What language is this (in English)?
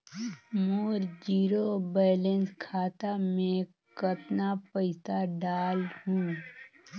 Chhattisgarhi